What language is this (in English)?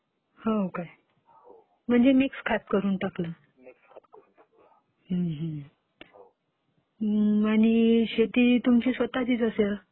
Marathi